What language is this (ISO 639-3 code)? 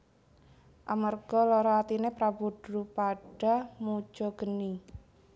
jav